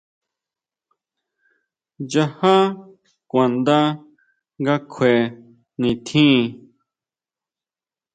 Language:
Huautla Mazatec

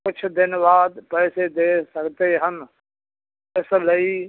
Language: Punjabi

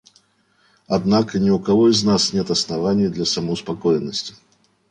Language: Russian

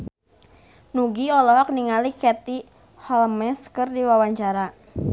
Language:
Sundanese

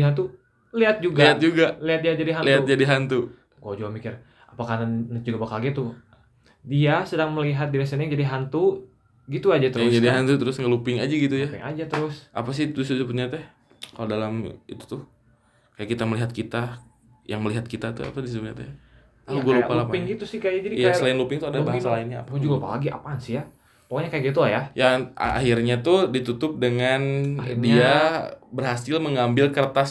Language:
Indonesian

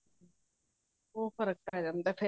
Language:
Punjabi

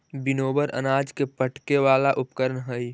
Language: Magahi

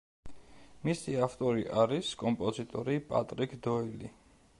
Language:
Georgian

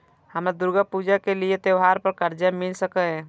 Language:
Maithili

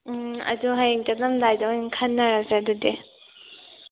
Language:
Manipuri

